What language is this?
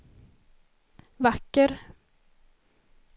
Swedish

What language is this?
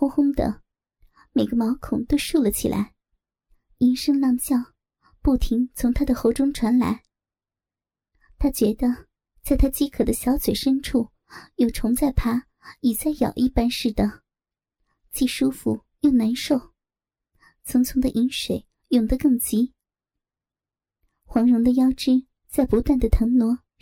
Chinese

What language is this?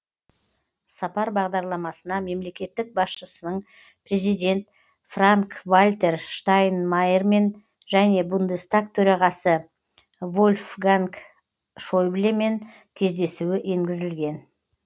Kazakh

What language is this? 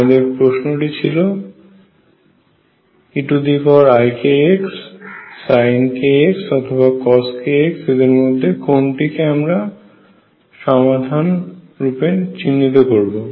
Bangla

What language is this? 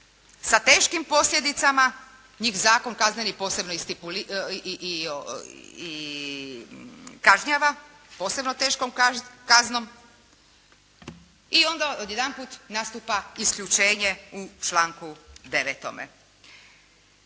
Croatian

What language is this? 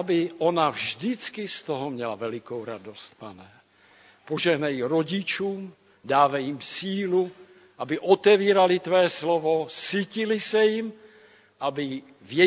Czech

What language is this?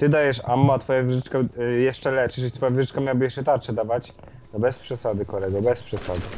Polish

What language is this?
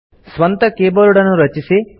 Kannada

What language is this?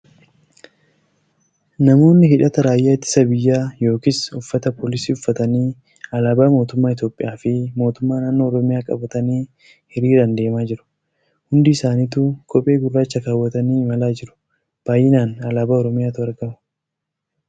Oromo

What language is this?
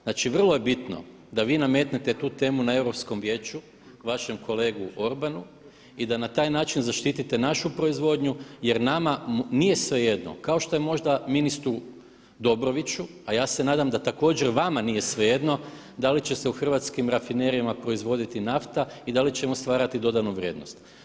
Croatian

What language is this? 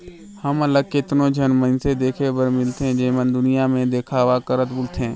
Chhattisgarhi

